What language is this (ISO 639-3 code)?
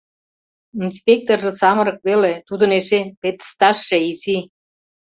chm